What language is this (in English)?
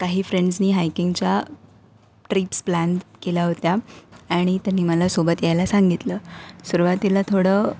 Marathi